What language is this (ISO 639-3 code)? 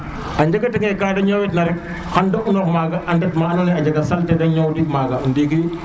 srr